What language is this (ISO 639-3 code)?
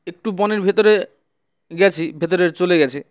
ben